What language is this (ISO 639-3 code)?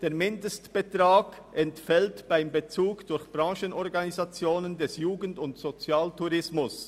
gsw